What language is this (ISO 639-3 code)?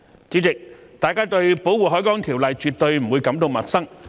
yue